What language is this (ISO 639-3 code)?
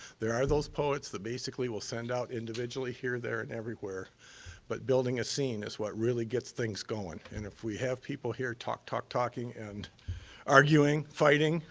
eng